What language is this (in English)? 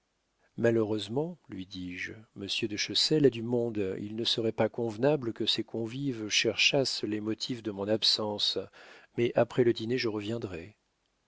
French